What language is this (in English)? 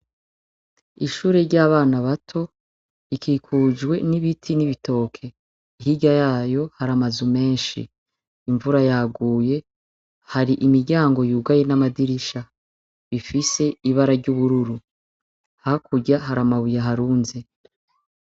Rundi